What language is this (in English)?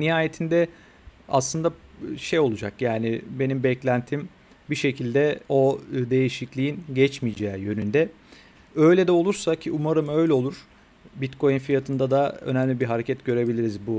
Turkish